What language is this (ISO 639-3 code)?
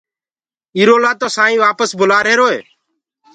ggg